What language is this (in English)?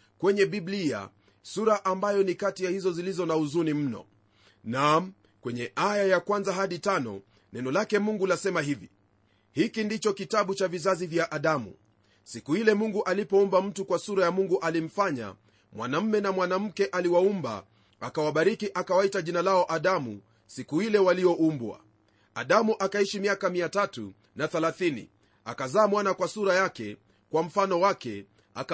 Swahili